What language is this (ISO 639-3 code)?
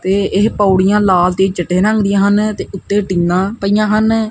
pan